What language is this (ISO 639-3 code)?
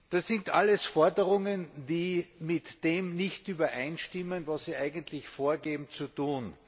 deu